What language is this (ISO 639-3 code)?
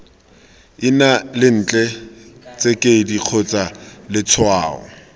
tsn